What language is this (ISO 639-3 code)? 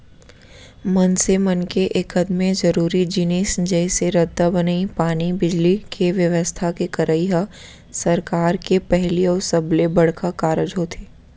hne